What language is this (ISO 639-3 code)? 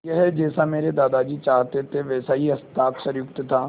hin